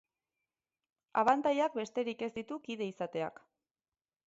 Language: Basque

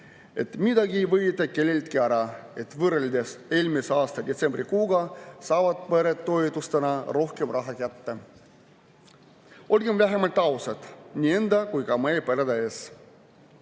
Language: Estonian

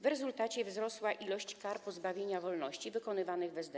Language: Polish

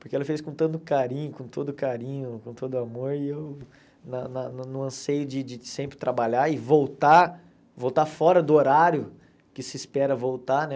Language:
Portuguese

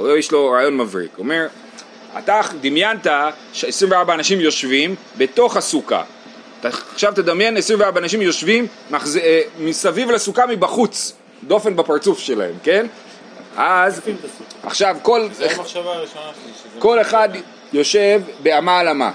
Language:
Hebrew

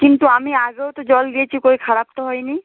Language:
Bangla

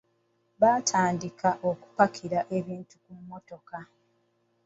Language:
Ganda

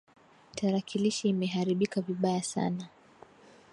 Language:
Swahili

